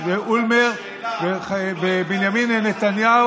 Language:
Hebrew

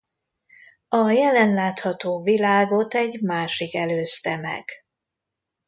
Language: Hungarian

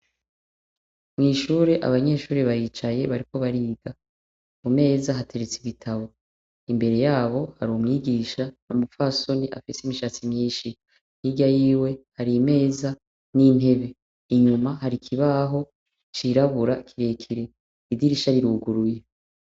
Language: Rundi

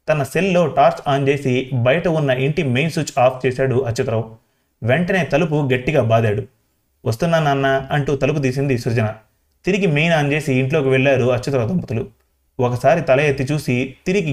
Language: Telugu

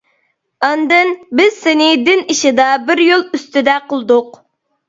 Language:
Uyghur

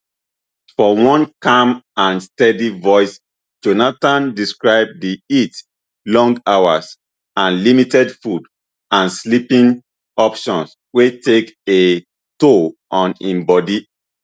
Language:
Nigerian Pidgin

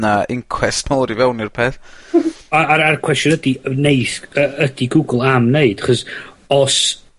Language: Welsh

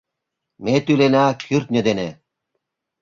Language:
Mari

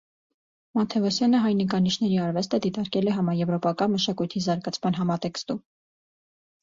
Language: Armenian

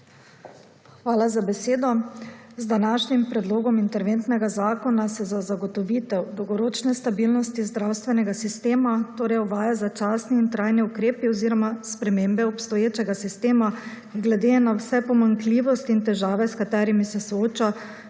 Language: Slovenian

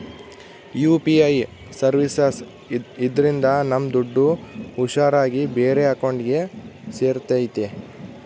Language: Kannada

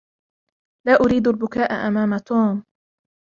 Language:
Arabic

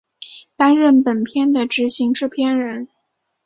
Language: Chinese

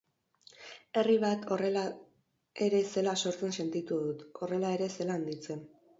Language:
Basque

